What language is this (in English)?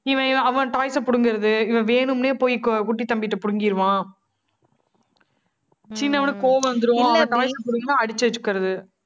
Tamil